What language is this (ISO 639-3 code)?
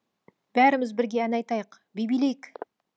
kaz